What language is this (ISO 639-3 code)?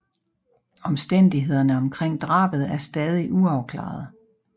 dan